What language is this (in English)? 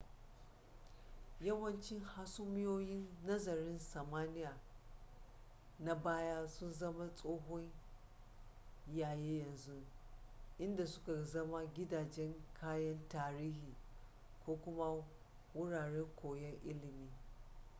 Hausa